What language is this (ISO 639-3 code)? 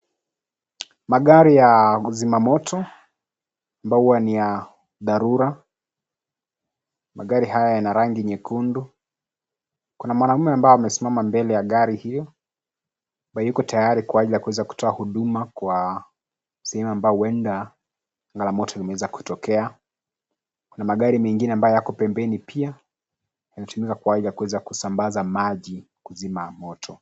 swa